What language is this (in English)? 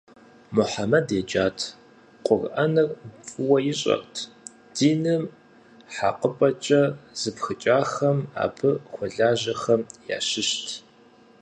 Kabardian